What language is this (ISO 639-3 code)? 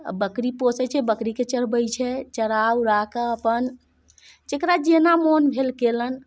mai